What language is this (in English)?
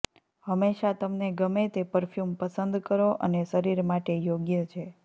Gujarati